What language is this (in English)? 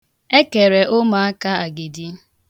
Igbo